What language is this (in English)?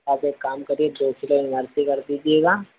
Hindi